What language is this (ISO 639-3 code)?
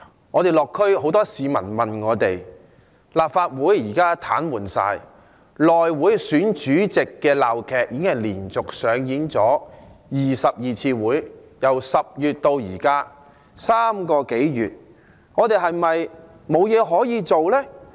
yue